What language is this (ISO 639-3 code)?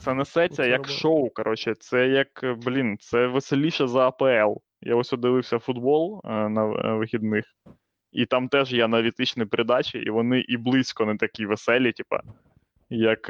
ukr